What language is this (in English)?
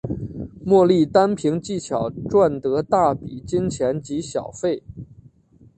Chinese